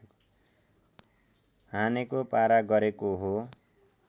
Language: Nepali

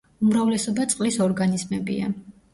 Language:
Georgian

